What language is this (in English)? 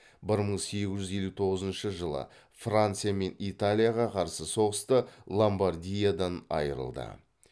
Kazakh